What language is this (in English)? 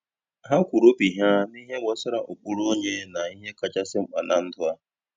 Igbo